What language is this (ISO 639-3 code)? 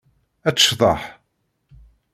kab